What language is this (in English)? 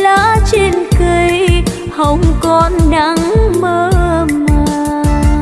Vietnamese